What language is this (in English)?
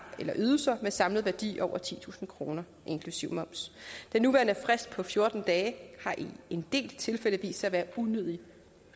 Danish